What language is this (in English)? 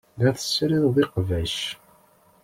Kabyle